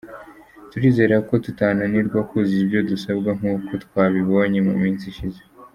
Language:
Kinyarwanda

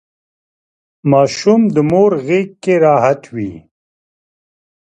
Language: Pashto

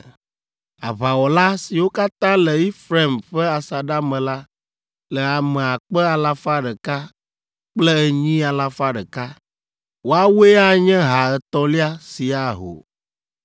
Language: Ewe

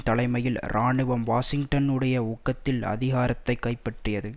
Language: Tamil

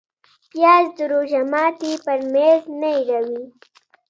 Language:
Pashto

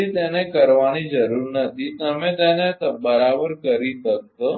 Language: Gujarati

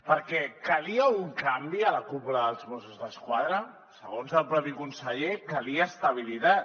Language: Catalan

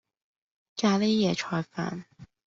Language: Cantonese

